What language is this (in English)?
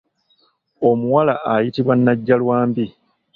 Ganda